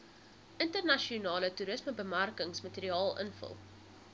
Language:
Afrikaans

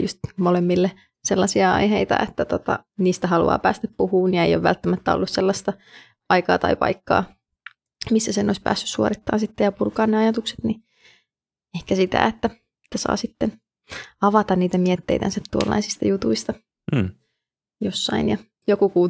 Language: Finnish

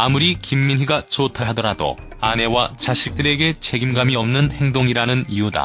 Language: Korean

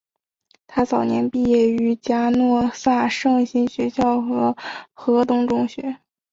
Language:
Chinese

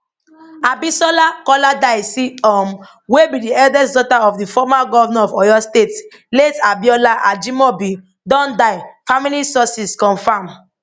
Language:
Nigerian Pidgin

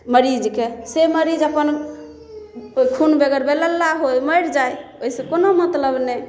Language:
Maithili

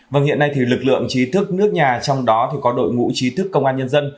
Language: Vietnamese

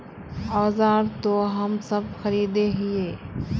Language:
Magahi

